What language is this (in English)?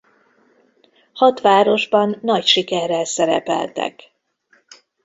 Hungarian